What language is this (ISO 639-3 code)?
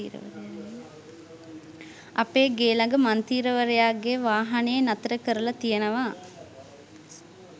sin